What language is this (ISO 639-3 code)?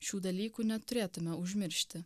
lit